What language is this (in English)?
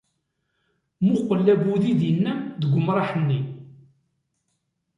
Kabyle